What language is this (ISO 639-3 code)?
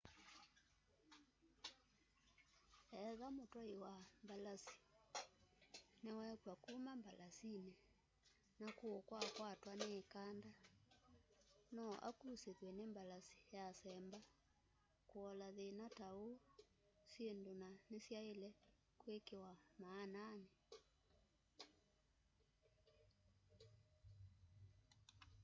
kam